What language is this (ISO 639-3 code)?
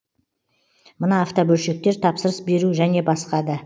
kaz